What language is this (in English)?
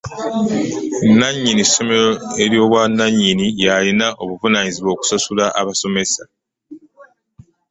Ganda